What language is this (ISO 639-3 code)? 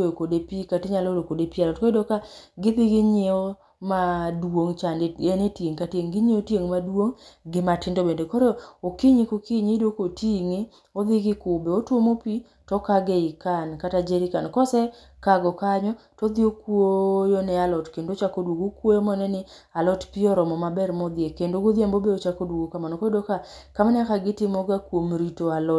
luo